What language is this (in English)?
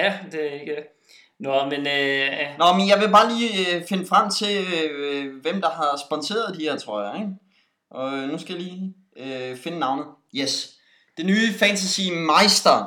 Danish